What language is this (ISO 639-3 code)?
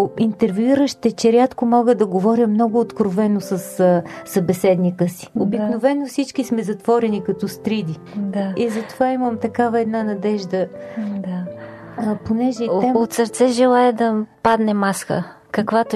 bul